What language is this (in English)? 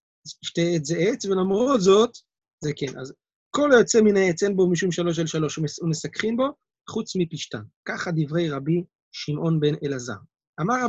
Hebrew